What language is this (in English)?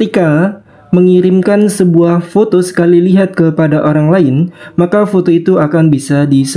Indonesian